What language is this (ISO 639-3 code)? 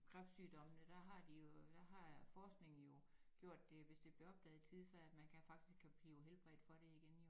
dan